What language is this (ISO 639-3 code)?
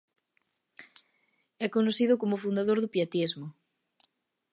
glg